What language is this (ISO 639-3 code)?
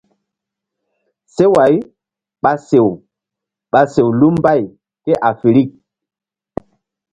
mdd